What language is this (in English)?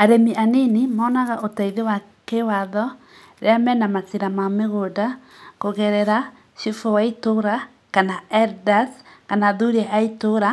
Kikuyu